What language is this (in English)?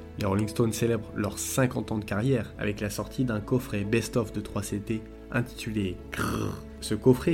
French